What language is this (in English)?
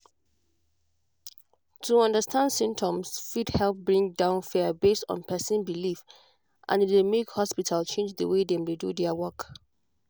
Nigerian Pidgin